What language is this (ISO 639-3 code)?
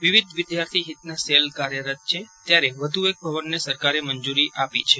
guj